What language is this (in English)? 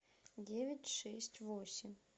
Russian